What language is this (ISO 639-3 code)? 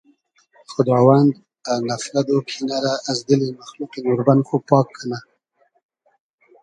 haz